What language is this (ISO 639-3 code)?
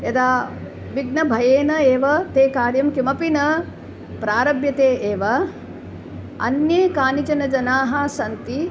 san